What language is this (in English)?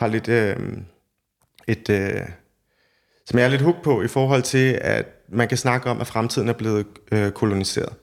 Danish